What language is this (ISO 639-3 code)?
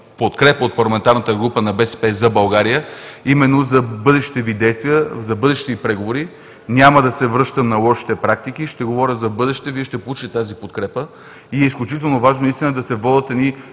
bul